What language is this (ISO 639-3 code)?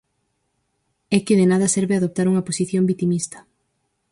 glg